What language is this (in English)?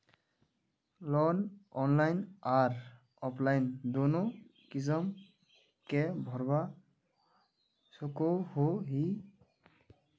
Magahi